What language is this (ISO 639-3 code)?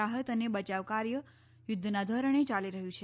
guj